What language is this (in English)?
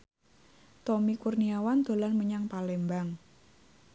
Javanese